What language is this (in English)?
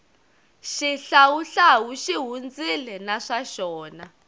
Tsonga